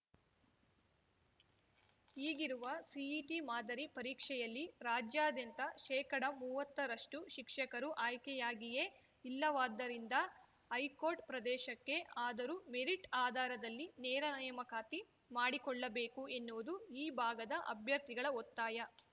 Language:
Kannada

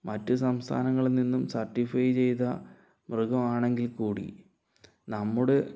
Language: Malayalam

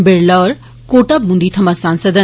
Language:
Dogri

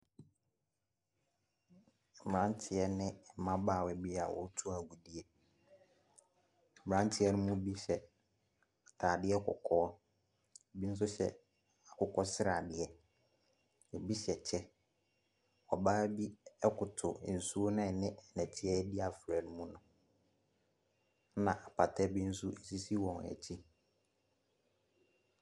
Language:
Akan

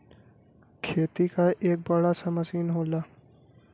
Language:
Bhojpuri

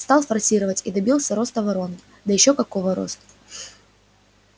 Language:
Russian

